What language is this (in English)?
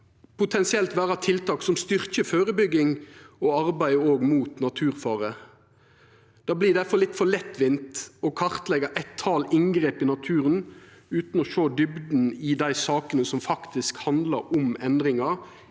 Norwegian